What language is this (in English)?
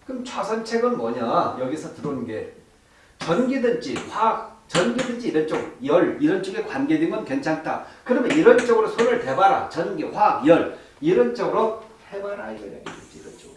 Korean